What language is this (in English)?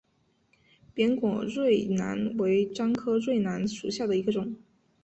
Chinese